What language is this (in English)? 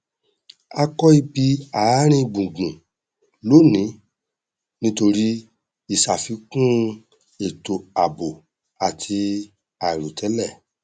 Yoruba